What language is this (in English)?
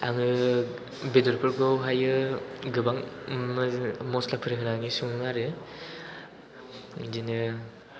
Bodo